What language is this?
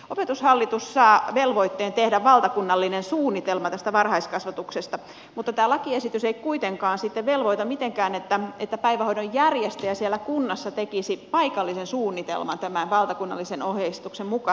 Finnish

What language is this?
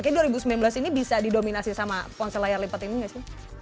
Indonesian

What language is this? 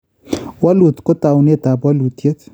Kalenjin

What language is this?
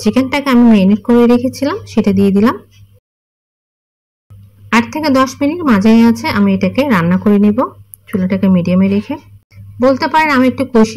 Hindi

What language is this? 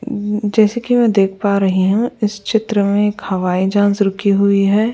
Hindi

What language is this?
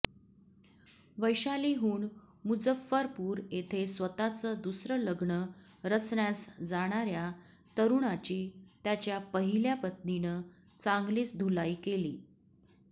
Marathi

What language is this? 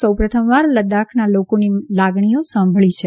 Gujarati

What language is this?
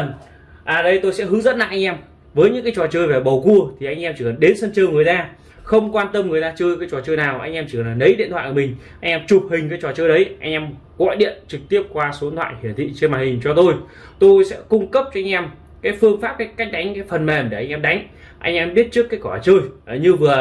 Vietnamese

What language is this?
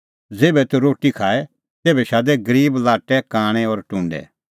Kullu Pahari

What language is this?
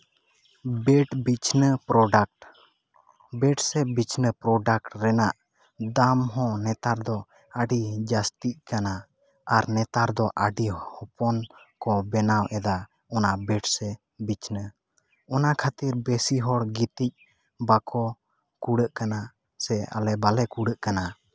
Santali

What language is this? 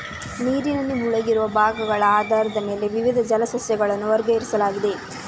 Kannada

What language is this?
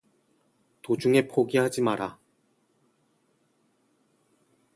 Korean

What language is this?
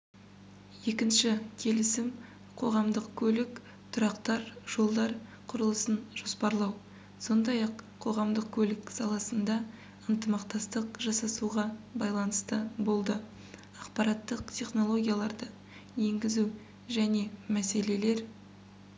Kazakh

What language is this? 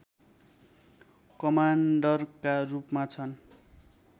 Nepali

